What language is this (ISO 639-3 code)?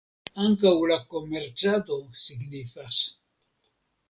epo